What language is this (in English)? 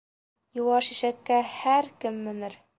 Bashkir